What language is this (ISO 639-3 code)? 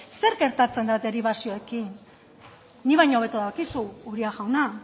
eus